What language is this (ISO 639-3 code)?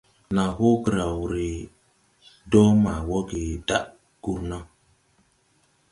tui